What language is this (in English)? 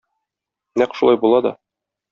Tatar